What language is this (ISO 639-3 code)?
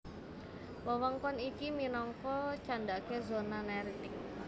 jav